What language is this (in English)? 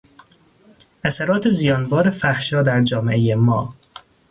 Persian